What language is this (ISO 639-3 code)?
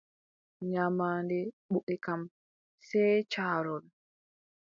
fub